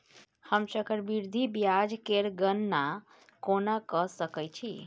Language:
Maithili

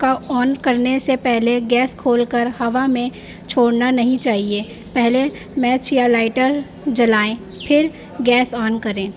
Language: Urdu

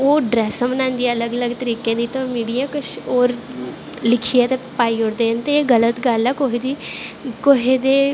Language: Dogri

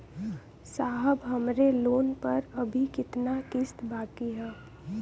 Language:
Bhojpuri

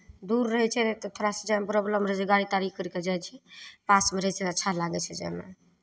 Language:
Maithili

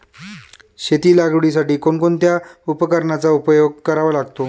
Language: Marathi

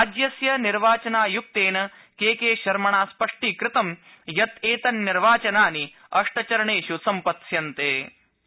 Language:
Sanskrit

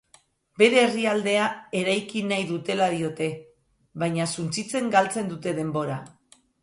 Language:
Basque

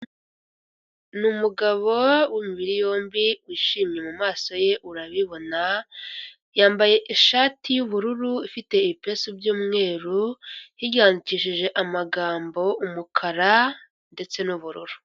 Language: Kinyarwanda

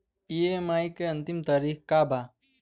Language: Bhojpuri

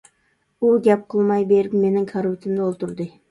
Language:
Uyghur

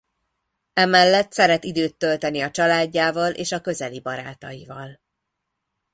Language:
Hungarian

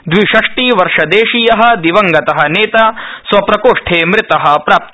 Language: Sanskrit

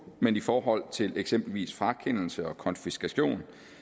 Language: Danish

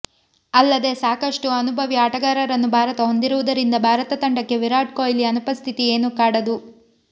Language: Kannada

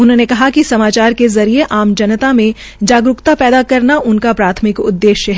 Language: Hindi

